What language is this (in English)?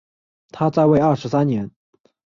Chinese